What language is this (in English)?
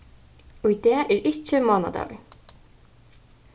Faroese